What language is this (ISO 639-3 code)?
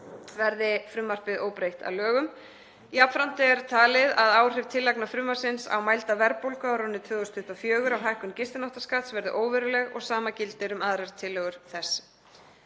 isl